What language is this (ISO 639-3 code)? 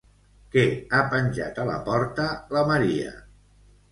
cat